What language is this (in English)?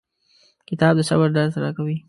Pashto